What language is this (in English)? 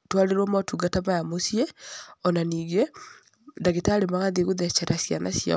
Kikuyu